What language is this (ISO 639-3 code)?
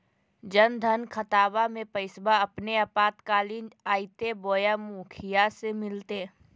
mag